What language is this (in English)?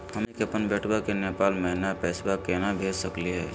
Magahi